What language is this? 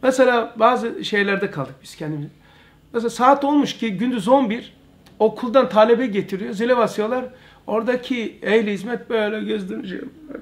Turkish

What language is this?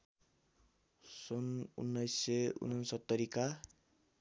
Nepali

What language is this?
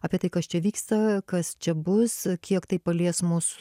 Lithuanian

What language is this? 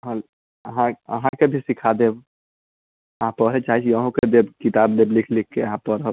Maithili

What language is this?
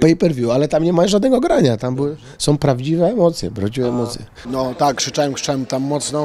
Polish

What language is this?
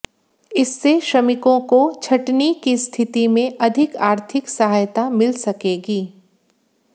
Hindi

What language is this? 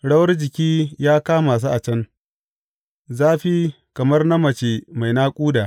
Hausa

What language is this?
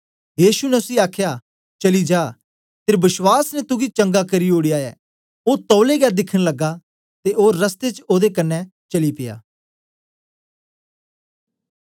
Dogri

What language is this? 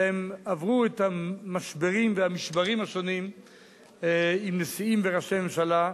Hebrew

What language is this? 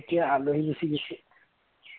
Assamese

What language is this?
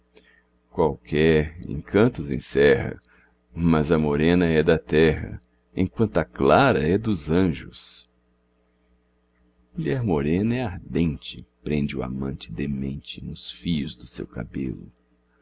Portuguese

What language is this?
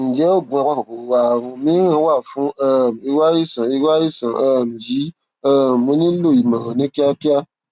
Yoruba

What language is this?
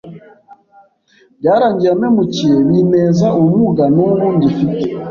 Kinyarwanda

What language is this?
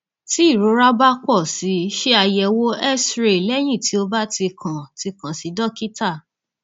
Yoruba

